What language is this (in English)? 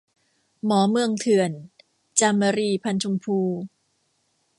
Thai